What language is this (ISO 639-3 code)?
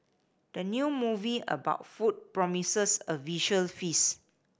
eng